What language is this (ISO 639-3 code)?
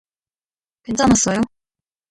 kor